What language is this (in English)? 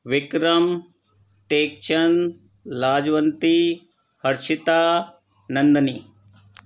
Sindhi